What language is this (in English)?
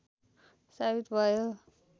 Nepali